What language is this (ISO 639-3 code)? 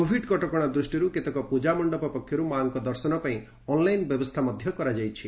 ori